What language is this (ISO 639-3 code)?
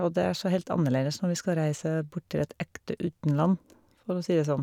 nor